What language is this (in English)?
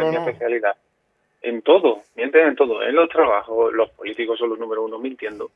Spanish